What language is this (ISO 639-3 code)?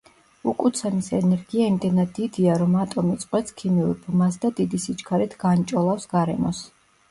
kat